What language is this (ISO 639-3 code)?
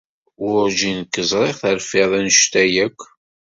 kab